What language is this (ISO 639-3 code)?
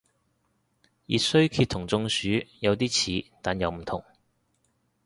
yue